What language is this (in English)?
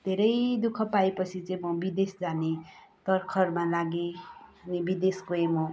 Nepali